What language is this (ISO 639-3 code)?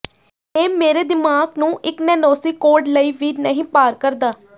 pan